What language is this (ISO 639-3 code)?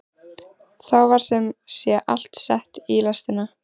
isl